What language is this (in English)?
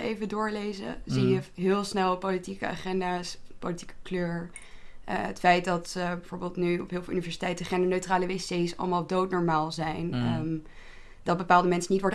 Dutch